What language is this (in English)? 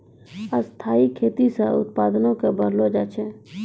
Maithili